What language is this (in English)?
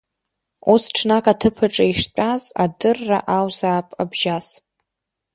Abkhazian